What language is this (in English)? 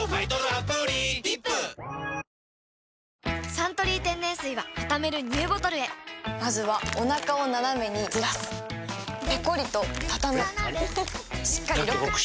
Japanese